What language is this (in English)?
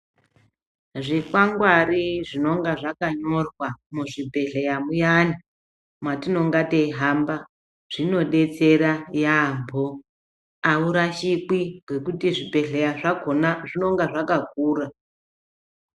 Ndau